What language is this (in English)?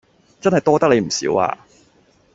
Cantonese